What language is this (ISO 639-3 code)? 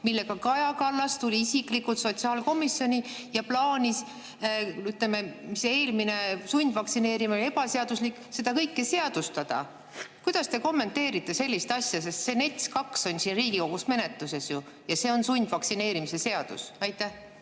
est